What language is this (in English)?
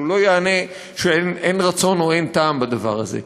Hebrew